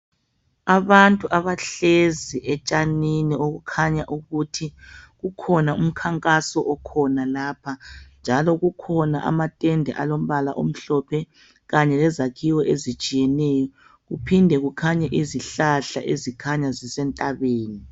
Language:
North Ndebele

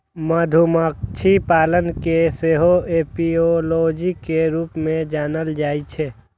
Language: Maithili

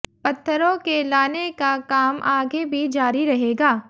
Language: Hindi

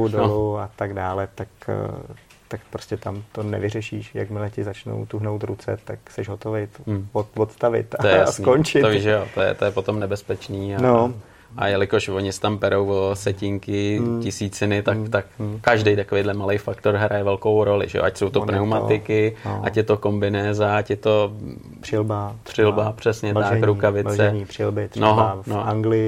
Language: Czech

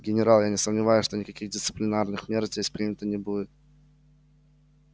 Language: Russian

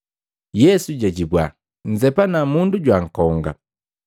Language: Matengo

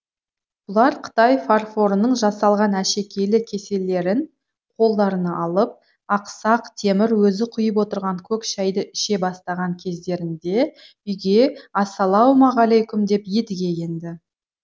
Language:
Kazakh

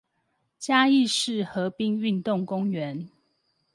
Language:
Chinese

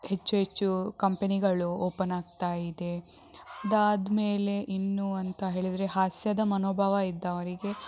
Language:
Kannada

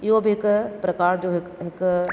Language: Sindhi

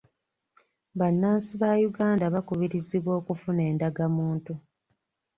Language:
Ganda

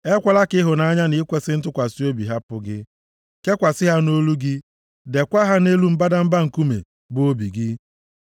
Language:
Igbo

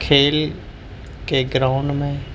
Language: Urdu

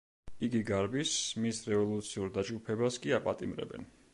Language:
Georgian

